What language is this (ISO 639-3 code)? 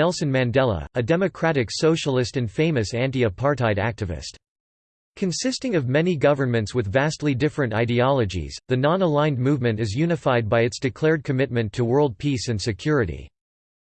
eng